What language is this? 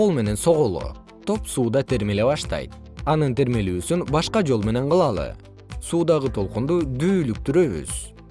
Kyrgyz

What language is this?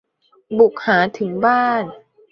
Thai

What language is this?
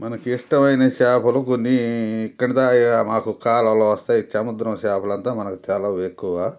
Telugu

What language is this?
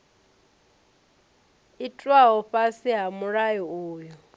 Venda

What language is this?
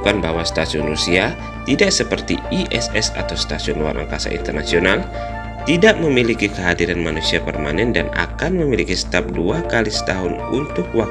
Indonesian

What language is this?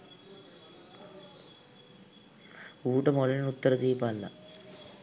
Sinhala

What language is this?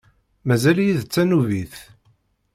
Kabyle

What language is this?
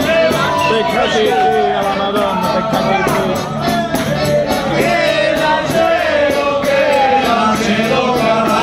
Italian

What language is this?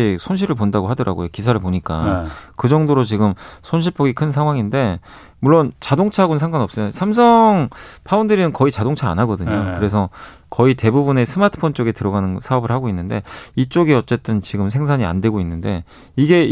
Korean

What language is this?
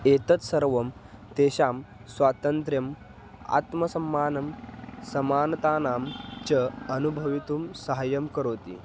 Sanskrit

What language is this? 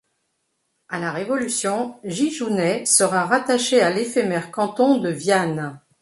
French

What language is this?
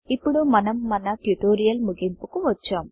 Telugu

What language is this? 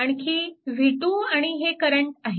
Marathi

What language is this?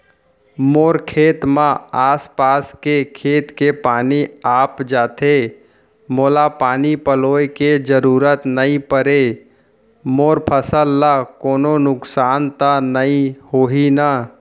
Chhattisgarhi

